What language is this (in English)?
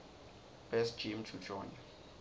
Swati